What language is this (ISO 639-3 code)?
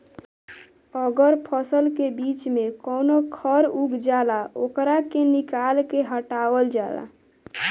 bho